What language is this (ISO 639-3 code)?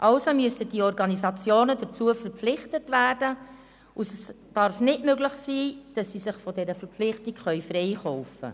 gsw